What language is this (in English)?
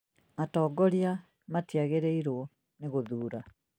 Kikuyu